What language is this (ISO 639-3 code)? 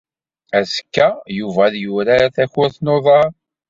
kab